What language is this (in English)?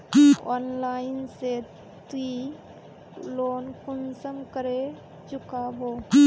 Magahi